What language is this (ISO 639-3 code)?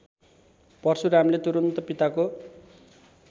nep